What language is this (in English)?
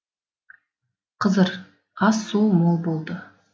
Kazakh